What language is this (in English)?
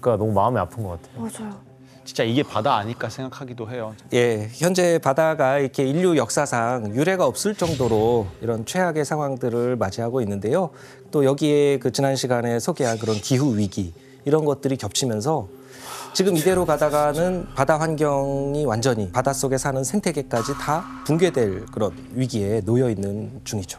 Korean